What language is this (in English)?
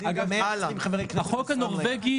Hebrew